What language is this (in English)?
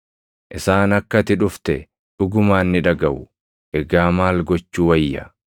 Oromo